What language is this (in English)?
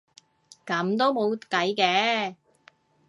Cantonese